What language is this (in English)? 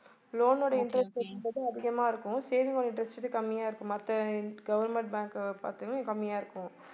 Tamil